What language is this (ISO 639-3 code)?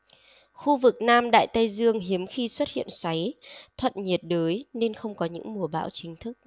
vie